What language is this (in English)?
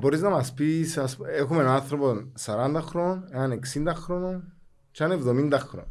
Greek